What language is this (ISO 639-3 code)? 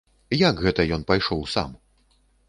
bel